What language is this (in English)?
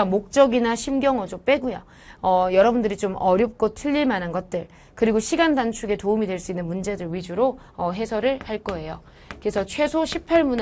Korean